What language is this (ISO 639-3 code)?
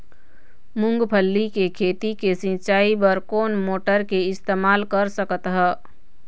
hne